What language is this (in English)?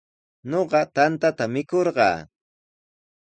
Sihuas Ancash Quechua